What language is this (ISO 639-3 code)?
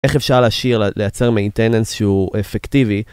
heb